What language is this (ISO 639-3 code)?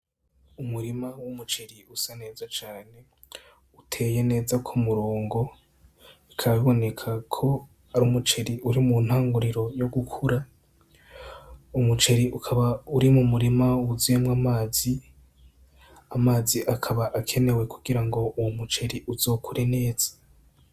run